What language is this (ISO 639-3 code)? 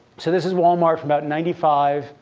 eng